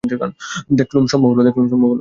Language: Bangla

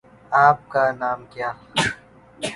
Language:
Urdu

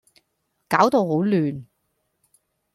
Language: Cantonese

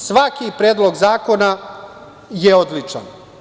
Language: Serbian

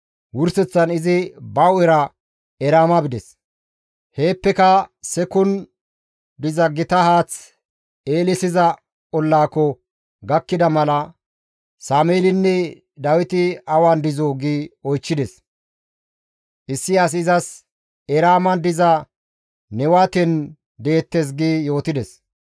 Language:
Gamo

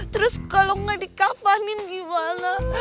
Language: Indonesian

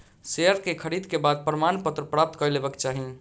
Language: Maithili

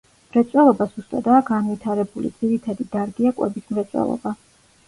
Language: Georgian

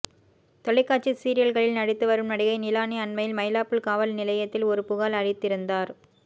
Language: Tamil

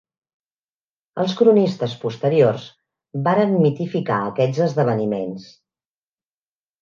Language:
Catalan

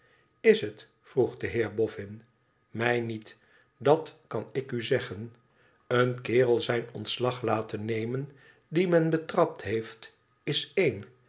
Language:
Dutch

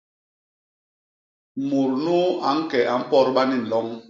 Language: Basaa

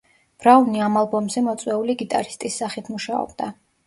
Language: Georgian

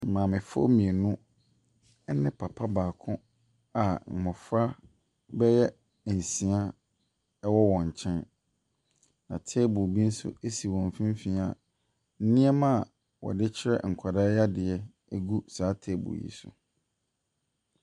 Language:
Akan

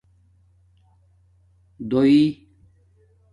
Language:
Domaaki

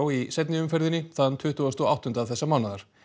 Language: Icelandic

